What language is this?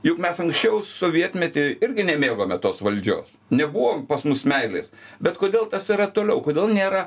Lithuanian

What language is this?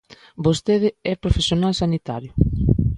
Galician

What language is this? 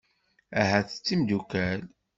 Kabyle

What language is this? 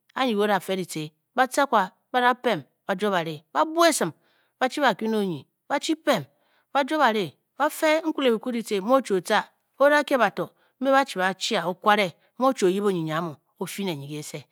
Bokyi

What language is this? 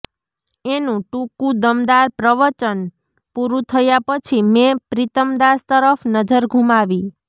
Gujarati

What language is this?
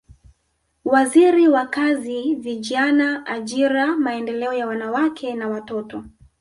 Swahili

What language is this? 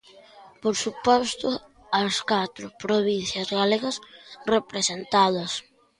Galician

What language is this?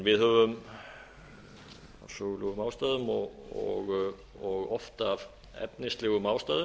Icelandic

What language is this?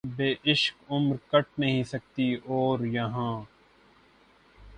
Urdu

